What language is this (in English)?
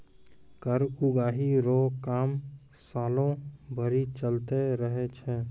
Maithili